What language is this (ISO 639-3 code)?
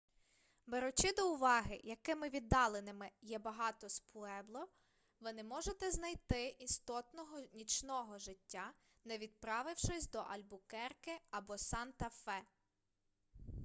ukr